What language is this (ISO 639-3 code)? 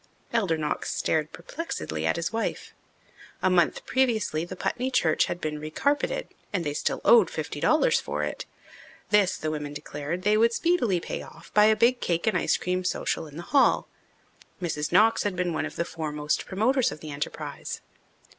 eng